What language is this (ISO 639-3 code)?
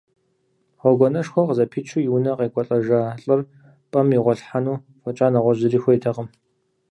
kbd